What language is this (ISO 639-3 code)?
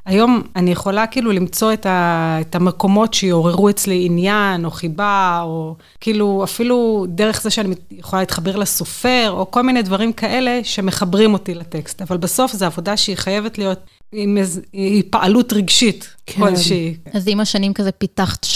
heb